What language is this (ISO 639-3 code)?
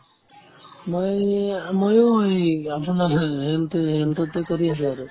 asm